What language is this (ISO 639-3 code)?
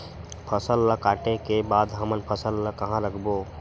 hne